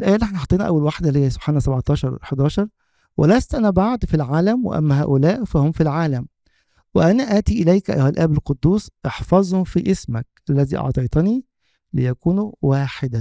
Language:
Arabic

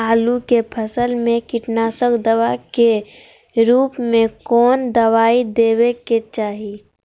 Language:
Magahi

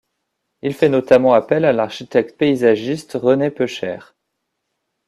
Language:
French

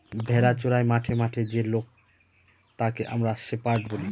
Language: Bangla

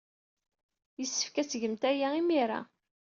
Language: Kabyle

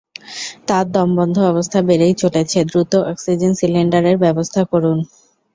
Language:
Bangla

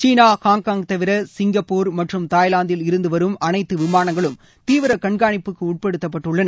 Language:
Tamil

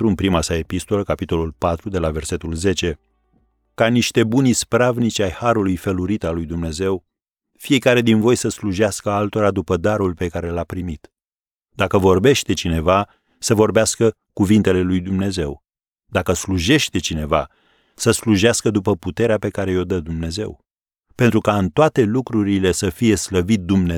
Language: Romanian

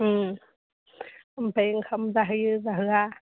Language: Bodo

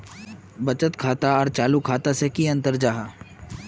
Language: Magahi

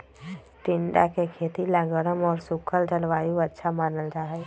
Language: Magahi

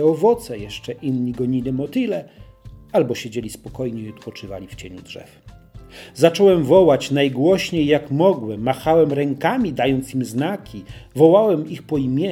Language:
Polish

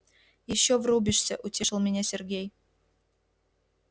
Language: Russian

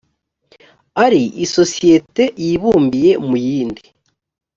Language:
Kinyarwanda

